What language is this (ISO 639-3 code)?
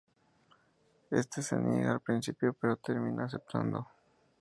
spa